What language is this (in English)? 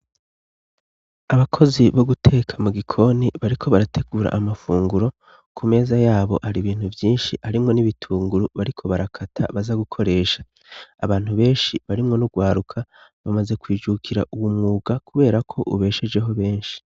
Rundi